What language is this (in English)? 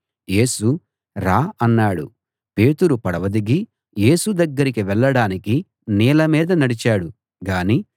Telugu